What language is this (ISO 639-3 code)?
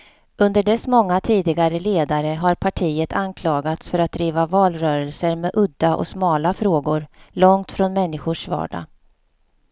swe